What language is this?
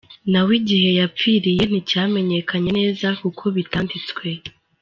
Kinyarwanda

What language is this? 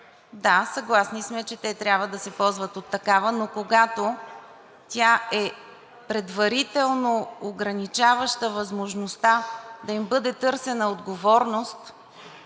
Bulgarian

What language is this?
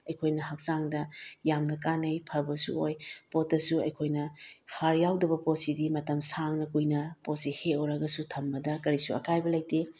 Manipuri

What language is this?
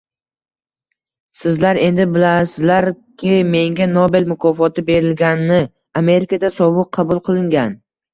Uzbek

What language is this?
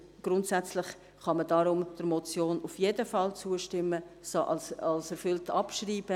Swiss German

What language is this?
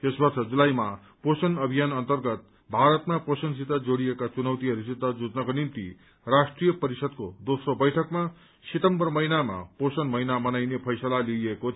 Nepali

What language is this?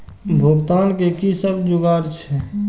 Maithili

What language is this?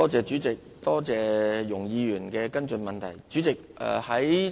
Cantonese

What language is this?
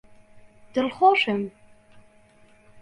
Central Kurdish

